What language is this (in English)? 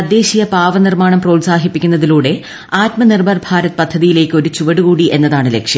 Malayalam